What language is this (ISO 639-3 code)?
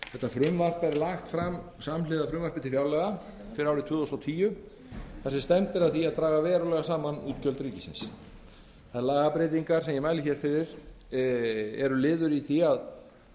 isl